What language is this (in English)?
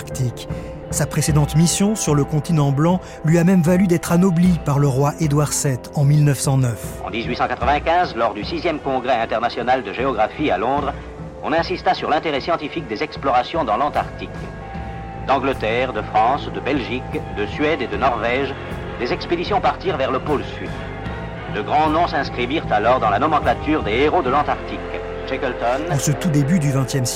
French